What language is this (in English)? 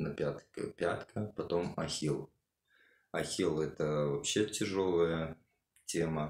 Russian